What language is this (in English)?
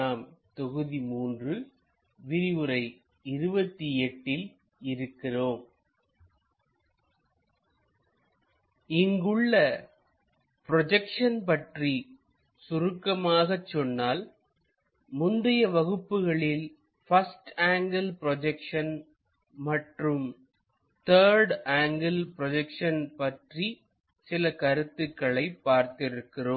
Tamil